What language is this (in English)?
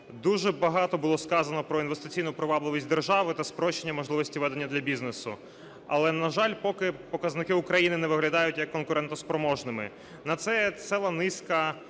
Ukrainian